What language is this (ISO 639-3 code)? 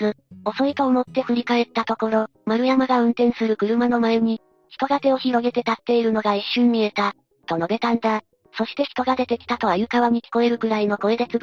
jpn